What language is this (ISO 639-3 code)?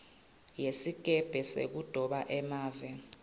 ssw